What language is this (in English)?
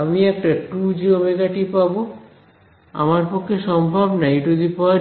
Bangla